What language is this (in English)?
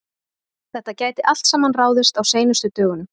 Icelandic